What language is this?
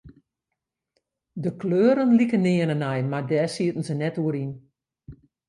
Western Frisian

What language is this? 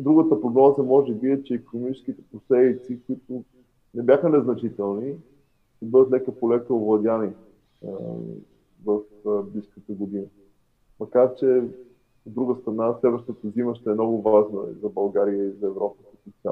Bulgarian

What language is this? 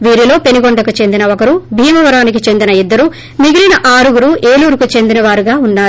Telugu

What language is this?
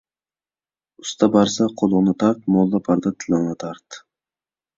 Uyghur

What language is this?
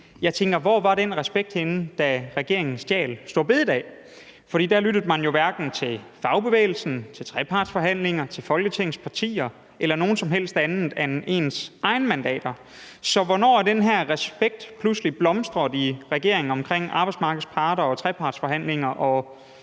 Danish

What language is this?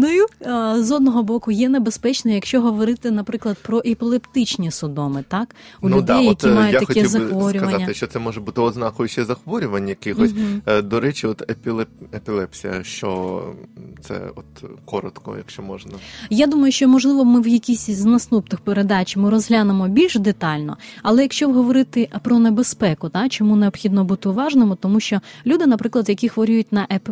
Ukrainian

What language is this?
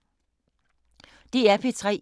Danish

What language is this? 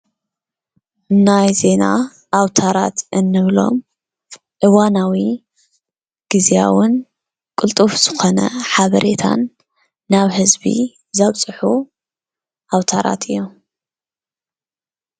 Tigrinya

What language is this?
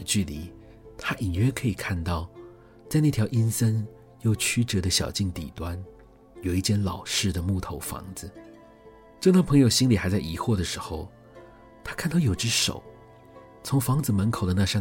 Chinese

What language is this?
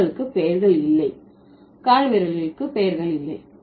Tamil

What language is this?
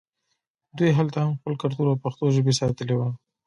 Pashto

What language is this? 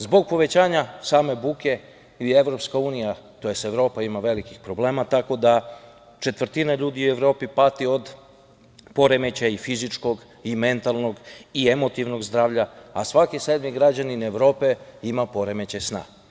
Serbian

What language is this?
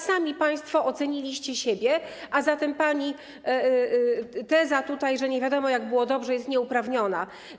Polish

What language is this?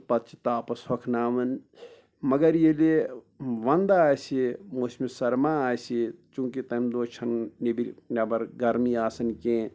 Kashmiri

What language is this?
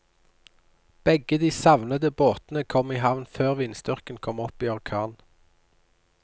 Norwegian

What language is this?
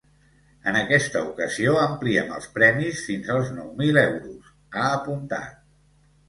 Catalan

